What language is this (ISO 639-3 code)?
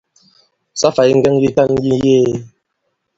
abb